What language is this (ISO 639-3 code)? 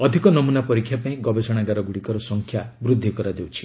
ori